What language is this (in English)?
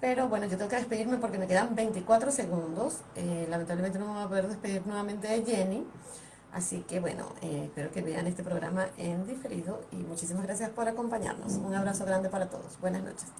Spanish